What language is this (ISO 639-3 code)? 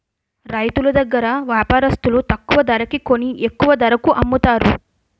tel